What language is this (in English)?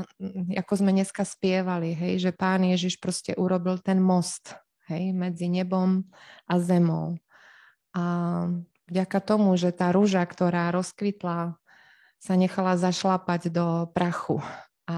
Slovak